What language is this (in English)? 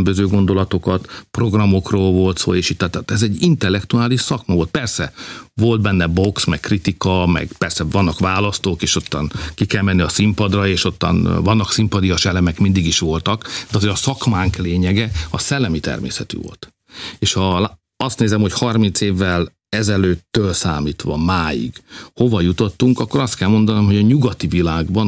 Hungarian